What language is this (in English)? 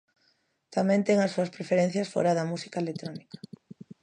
Galician